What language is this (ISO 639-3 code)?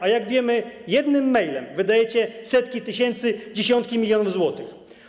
pol